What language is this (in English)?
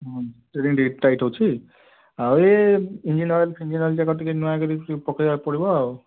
Odia